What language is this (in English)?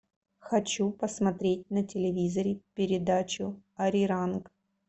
Russian